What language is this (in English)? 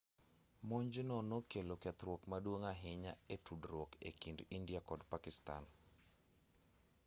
Luo (Kenya and Tanzania)